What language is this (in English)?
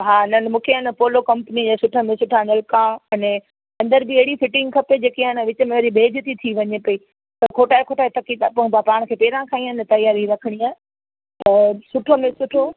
Sindhi